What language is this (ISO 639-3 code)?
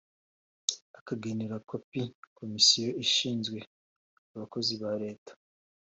kin